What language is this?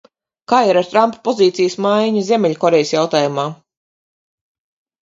Latvian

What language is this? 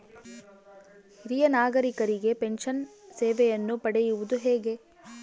Kannada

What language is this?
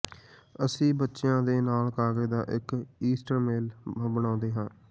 Punjabi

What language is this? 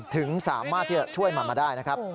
Thai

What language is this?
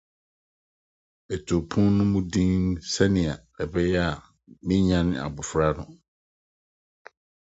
Akan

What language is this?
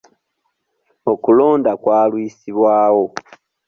Ganda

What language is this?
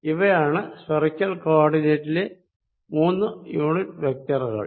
Malayalam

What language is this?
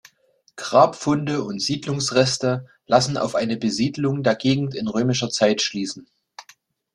German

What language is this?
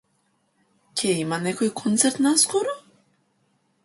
Macedonian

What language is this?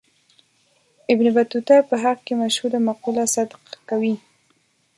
Pashto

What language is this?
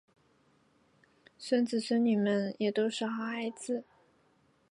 Chinese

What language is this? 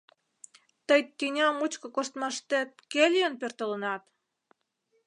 Mari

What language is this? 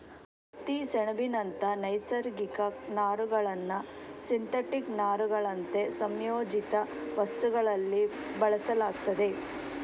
Kannada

